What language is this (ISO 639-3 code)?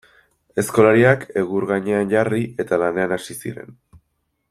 eus